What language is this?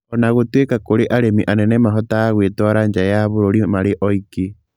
Kikuyu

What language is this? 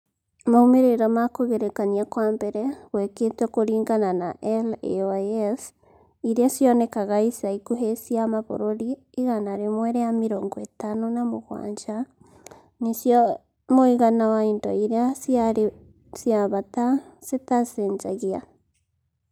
Kikuyu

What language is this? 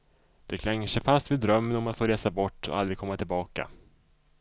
Swedish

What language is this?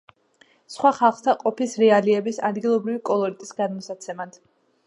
Georgian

